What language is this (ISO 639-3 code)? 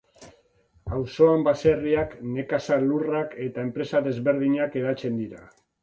eus